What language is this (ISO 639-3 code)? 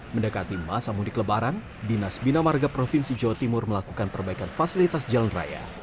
ind